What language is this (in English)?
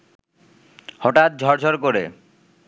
Bangla